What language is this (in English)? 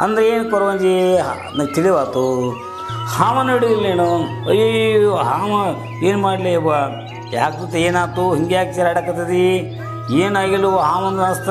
Kannada